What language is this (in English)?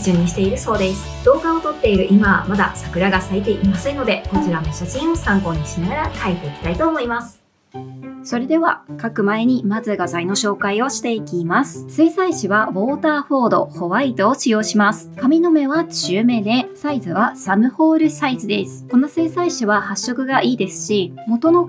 Japanese